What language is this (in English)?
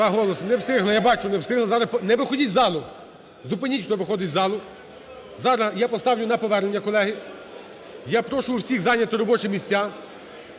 Ukrainian